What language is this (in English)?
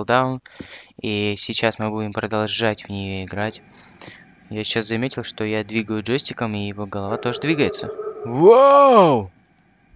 Russian